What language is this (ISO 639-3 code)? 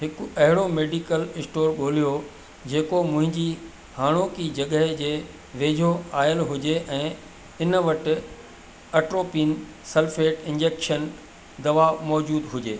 snd